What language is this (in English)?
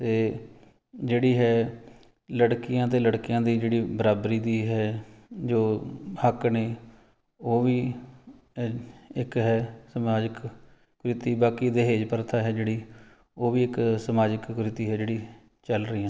Punjabi